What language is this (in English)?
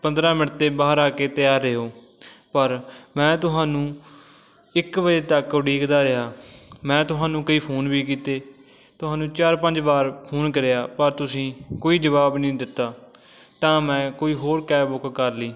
Punjabi